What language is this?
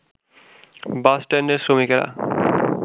Bangla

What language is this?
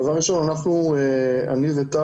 Hebrew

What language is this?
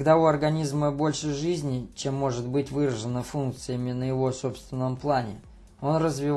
Russian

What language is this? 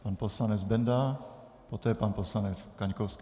Czech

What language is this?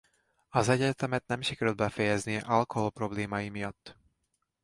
Hungarian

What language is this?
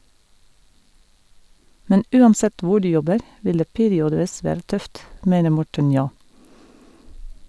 Norwegian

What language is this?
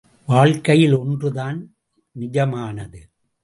Tamil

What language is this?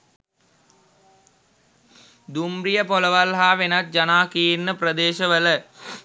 Sinhala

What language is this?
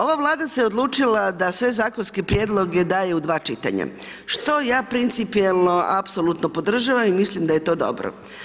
Croatian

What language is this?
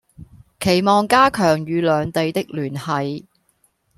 Cantonese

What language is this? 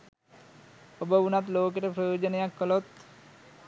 Sinhala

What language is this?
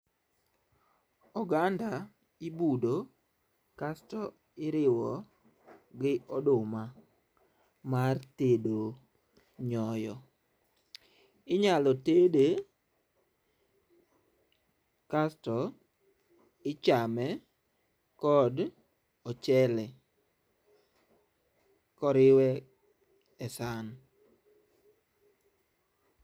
Luo (Kenya and Tanzania)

